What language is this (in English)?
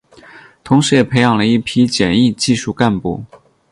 Chinese